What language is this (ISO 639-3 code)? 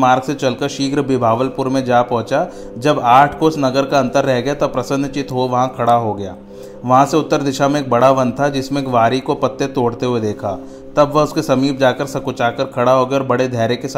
hin